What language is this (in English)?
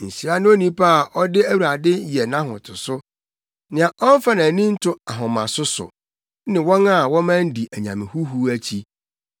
Akan